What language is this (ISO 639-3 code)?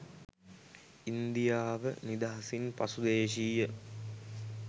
sin